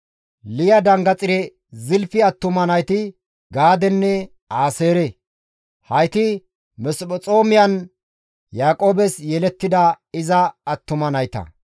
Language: Gamo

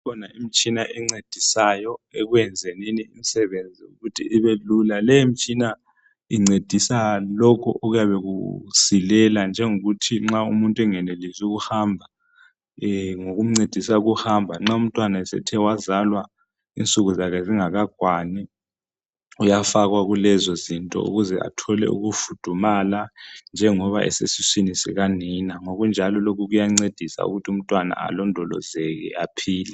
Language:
North Ndebele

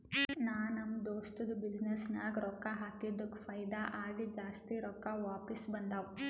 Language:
Kannada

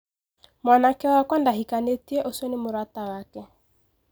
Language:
Kikuyu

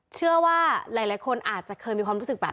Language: Thai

